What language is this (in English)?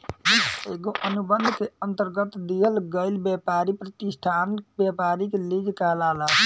Bhojpuri